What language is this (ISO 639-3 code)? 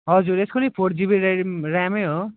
nep